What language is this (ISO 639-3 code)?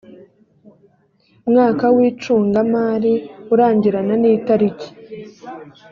kin